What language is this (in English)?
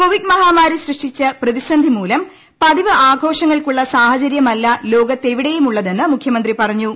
Malayalam